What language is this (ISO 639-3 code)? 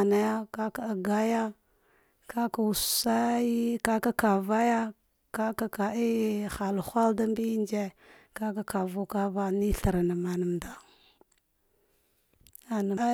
dgh